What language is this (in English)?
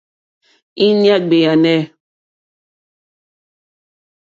Mokpwe